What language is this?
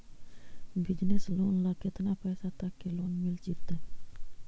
Magahi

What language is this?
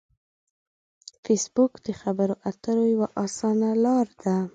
Pashto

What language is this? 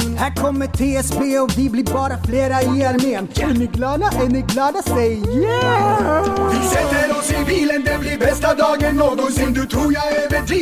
Swedish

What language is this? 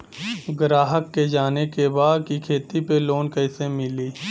Bhojpuri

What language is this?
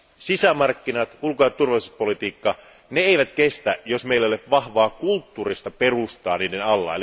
Finnish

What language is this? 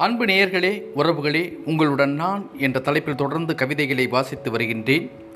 Tamil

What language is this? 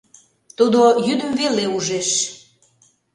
Mari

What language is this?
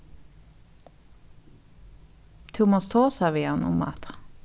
Faroese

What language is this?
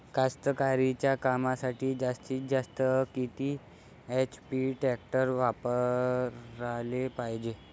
Marathi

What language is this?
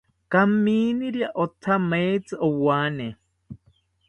South Ucayali Ashéninka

